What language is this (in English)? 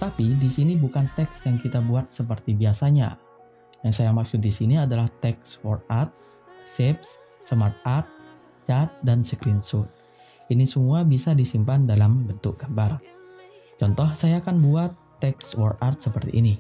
Indonesian